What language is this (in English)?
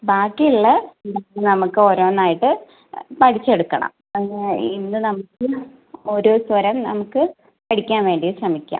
Malayalam